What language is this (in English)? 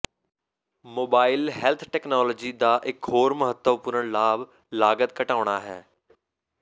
Punjabi